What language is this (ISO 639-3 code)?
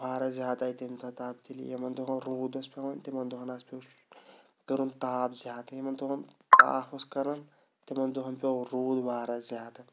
kas